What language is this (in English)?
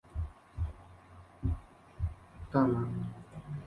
Spanish